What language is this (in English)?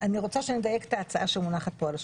Hebrew